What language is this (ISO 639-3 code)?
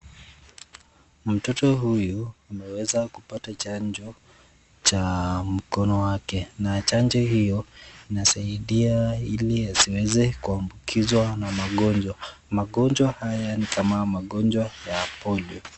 swa